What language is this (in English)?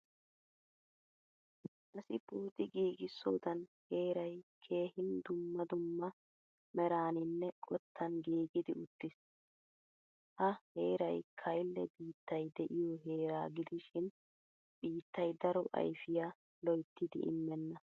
Wolaytta